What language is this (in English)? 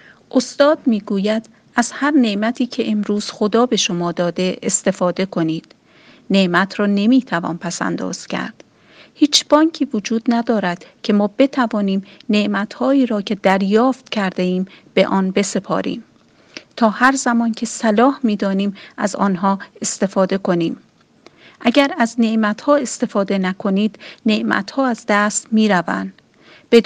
Persian